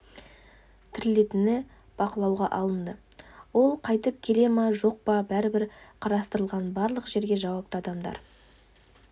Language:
Kazakh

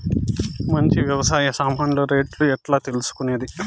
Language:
Telugu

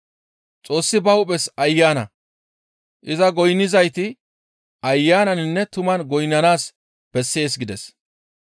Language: Gamo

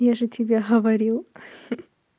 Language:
Russian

